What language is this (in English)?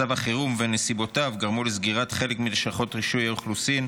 Hebrew